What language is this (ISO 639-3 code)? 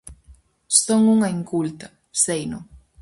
glg